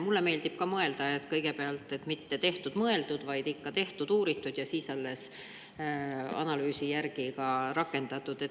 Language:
Estonian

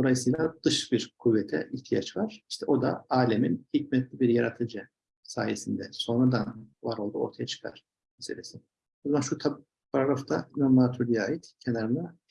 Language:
Turkish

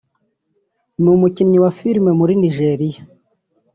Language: Kinyarwanda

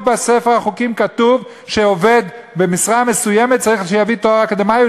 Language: Hebrew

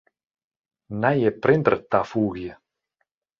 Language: Western Frisian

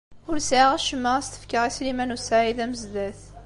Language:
Kabyle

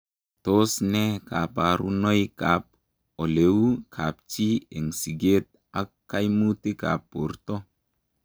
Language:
Kalenjin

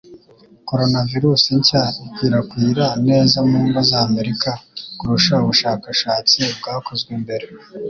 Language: Kinyarwanda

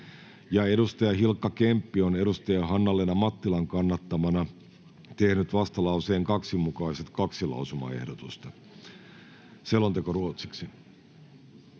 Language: Finnish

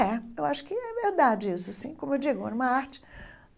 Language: Portuguese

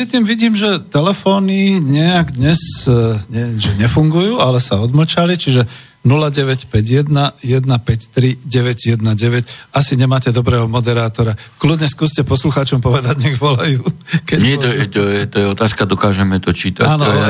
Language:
Slovak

